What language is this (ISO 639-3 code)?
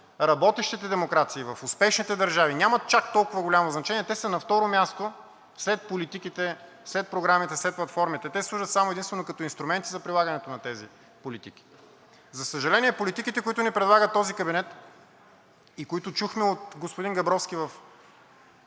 bul